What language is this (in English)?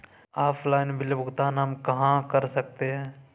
Hindi